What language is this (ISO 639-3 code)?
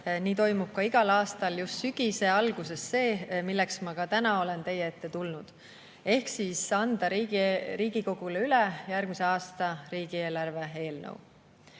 est